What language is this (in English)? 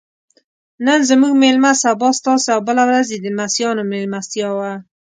Pashto